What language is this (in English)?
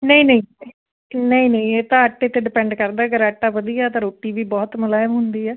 Punjabi